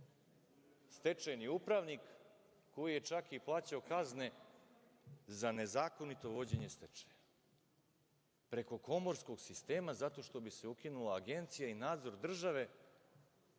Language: Serbian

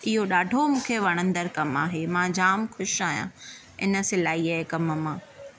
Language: Sindhi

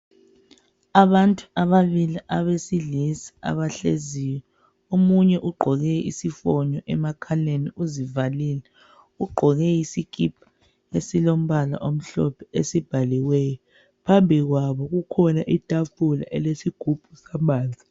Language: North Ndebele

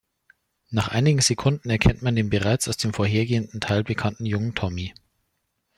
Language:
German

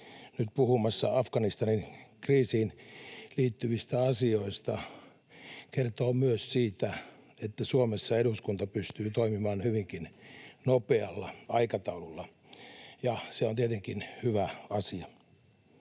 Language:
Finnish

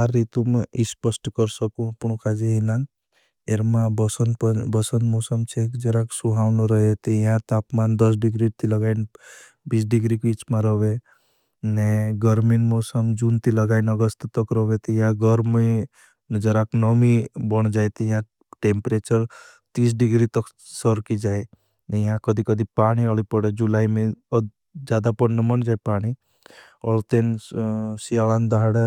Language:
Bhili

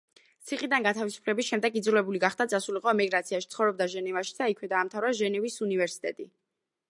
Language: Georgian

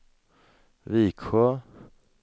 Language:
Swedish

